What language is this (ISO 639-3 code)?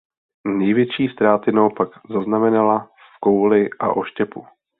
ces